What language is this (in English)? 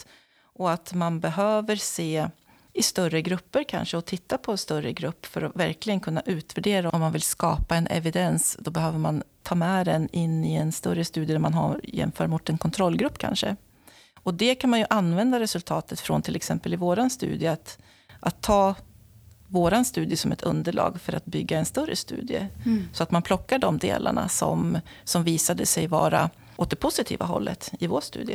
Swedish